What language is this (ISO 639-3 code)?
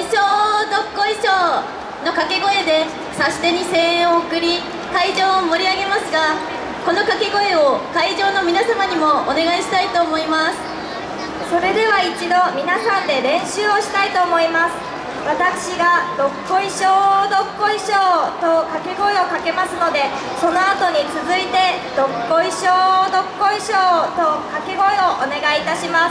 jpn